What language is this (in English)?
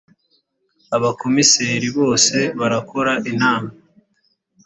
Kinyarwanda